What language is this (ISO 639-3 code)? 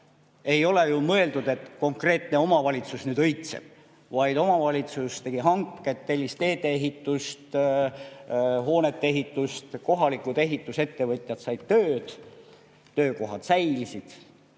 est